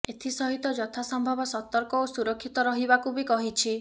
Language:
Odia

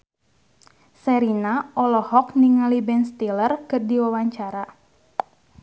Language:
Sundanese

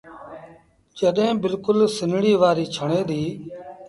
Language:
Sindhi Bhil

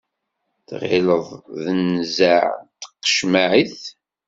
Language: Kabyle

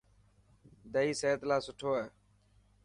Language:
Dhatki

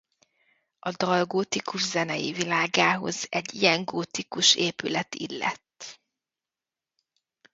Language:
Hungarian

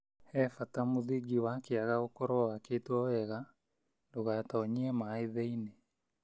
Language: Kikuyu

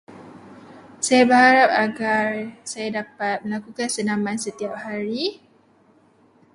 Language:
Malay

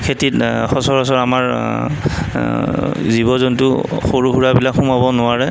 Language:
Assamese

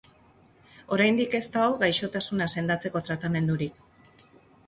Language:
Basque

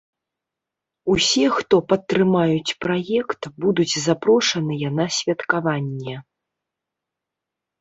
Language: Belarusian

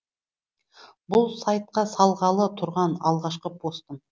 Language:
Kazakh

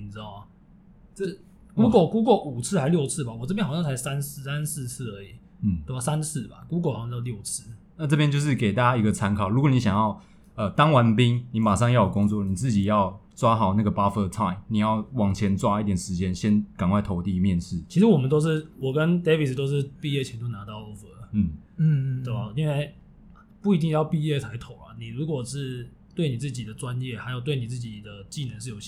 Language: Chinese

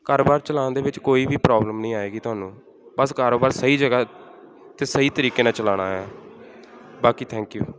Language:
Punjabi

